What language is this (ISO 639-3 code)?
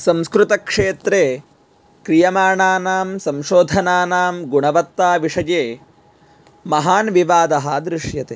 san